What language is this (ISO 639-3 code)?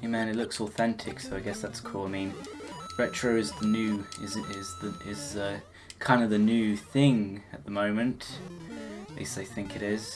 eng